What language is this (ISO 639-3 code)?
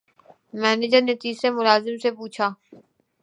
urd